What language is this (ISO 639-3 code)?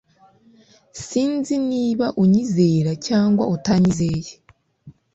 kin